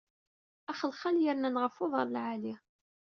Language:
Kabyle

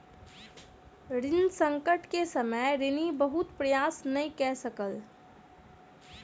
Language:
Maithili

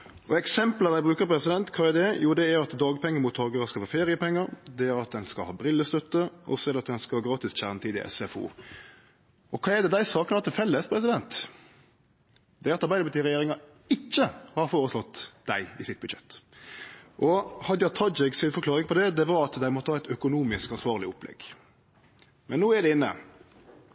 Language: Norwegian Nynorsk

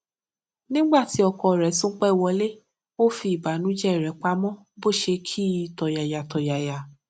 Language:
Yoruba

